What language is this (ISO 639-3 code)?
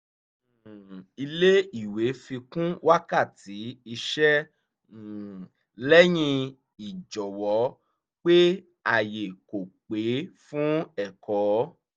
yor